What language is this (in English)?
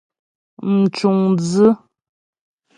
Ghomala